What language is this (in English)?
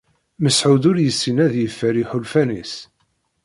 Kabyle